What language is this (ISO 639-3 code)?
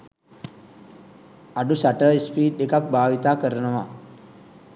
sin